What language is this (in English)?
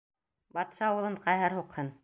Bashkir